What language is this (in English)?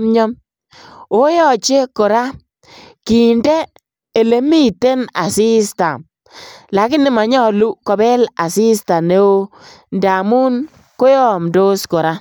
Kalenjin